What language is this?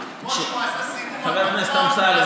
Hebrew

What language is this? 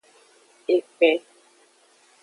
Aja (Benin)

